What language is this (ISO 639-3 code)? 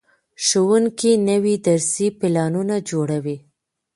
pus